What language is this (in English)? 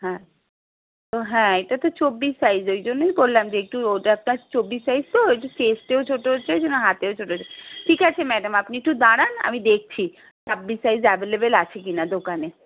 Bangla